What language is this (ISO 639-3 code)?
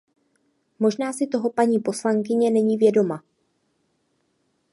ces